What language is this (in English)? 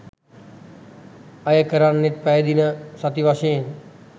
Sinhala